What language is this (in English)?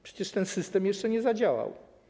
Polish